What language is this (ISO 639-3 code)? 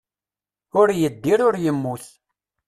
kab